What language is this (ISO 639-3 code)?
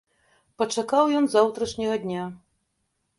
bel